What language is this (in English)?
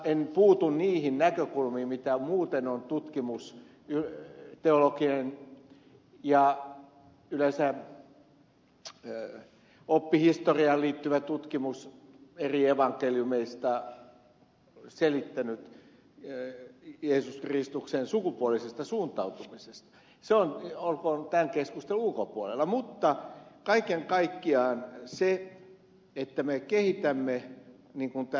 Finnish